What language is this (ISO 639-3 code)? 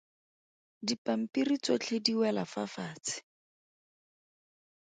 tsn